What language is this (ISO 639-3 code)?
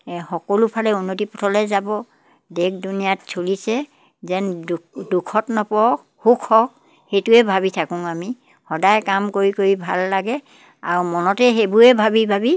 asm